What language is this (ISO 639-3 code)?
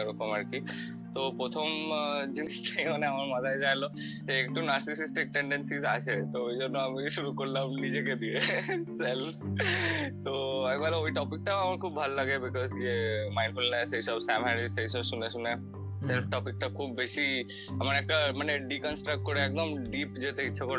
ben